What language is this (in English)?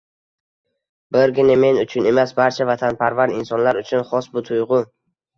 Uzbek